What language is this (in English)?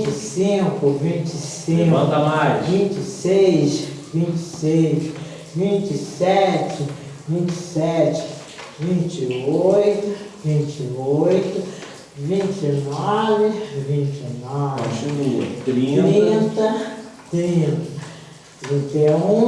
Portuguese